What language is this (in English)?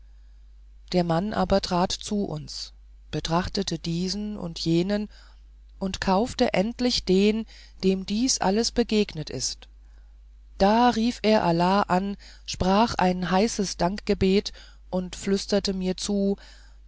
German